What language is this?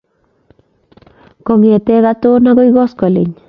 Kalenjin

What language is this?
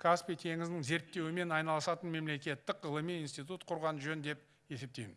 Turkish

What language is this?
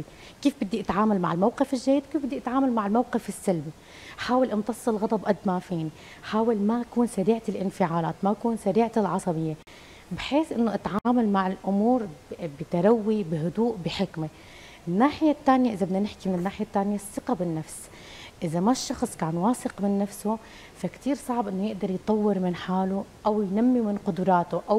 Arabic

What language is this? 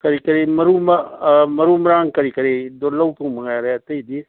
Manipuri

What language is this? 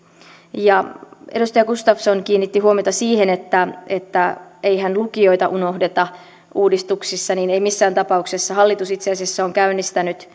Finnish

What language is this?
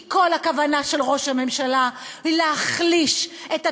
Hebrew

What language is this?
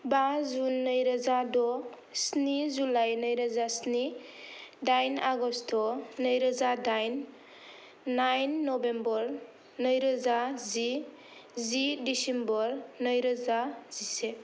Bodo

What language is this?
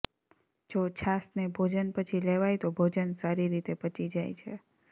Gujarati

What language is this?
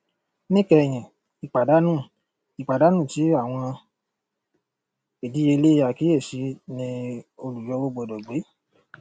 Yoruba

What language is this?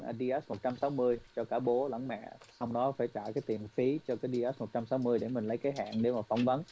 Vietnamese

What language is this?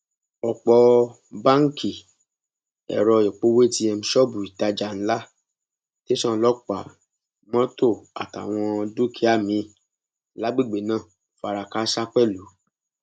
Yoruba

